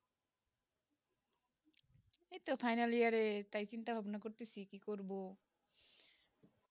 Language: Bangla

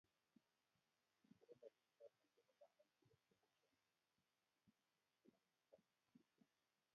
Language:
Kalenjin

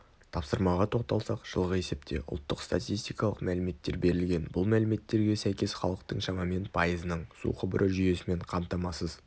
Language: Kazakh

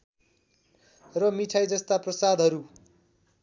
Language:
Nepali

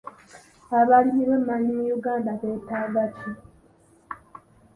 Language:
Ganda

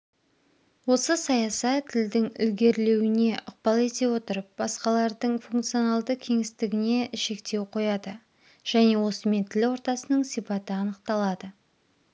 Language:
Kazakh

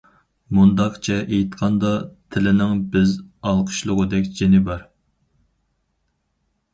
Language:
Uyghur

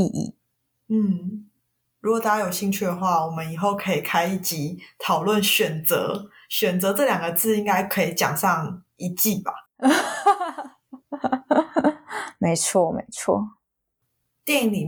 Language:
Chinese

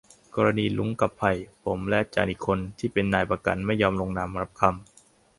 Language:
Thai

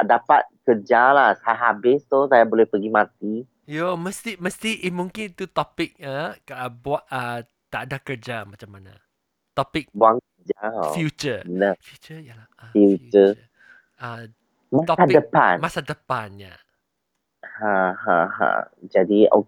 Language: Malay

